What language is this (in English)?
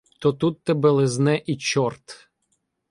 Ukrainian